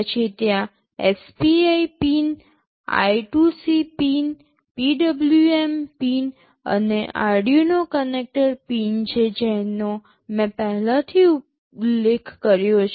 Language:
Gujarati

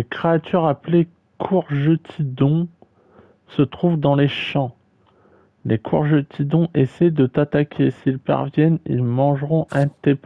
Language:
French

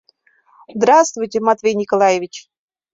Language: Mari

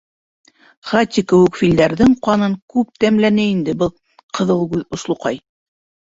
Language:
Bashkir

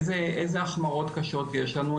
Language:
Hebrew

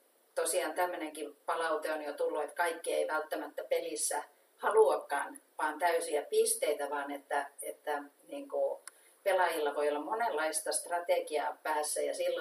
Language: Finnish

